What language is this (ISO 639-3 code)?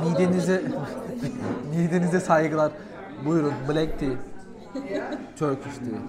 tur